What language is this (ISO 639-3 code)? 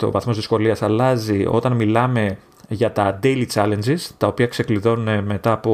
ell